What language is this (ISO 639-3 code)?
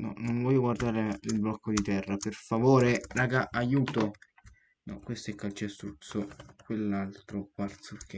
ita